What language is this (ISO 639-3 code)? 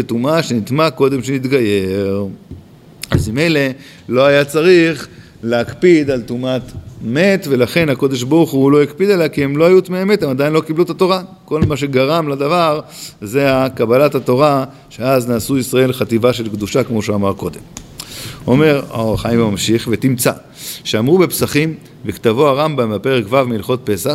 heb